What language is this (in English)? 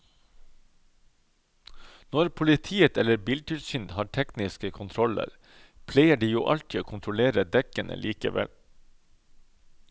Norwegian